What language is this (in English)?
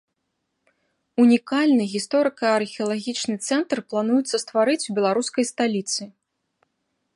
Belarusian